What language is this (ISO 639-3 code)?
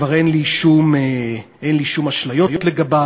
heb